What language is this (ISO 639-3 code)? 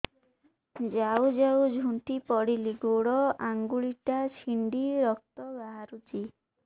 ori